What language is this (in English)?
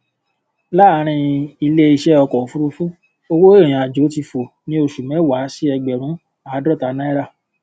Yoruba